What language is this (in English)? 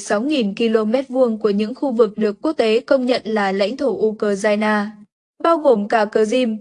Vietnamese